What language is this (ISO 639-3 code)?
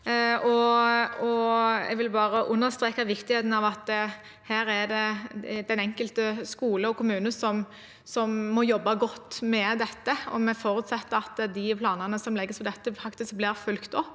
nor